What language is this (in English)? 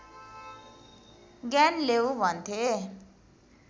Nepali